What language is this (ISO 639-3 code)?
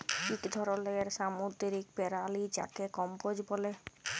ben